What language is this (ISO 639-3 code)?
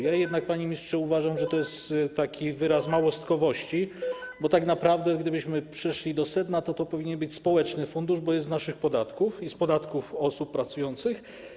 pol